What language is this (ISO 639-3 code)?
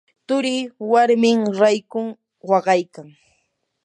qur